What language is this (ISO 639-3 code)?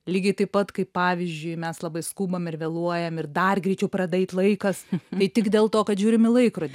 lit